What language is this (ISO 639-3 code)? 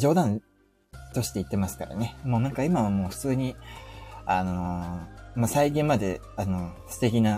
jpn